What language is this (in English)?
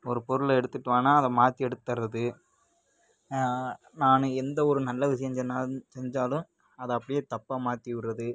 Tamil